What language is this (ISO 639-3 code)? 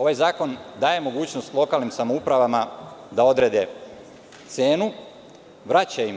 srp